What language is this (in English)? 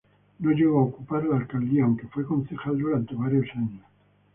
Spanish